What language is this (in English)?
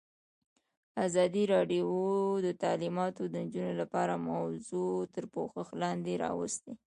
Pashto